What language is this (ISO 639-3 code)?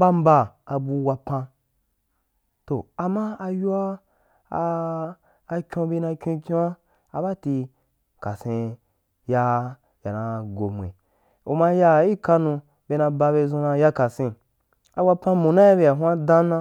juk